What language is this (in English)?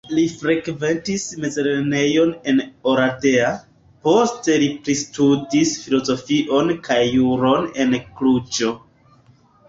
Esperanto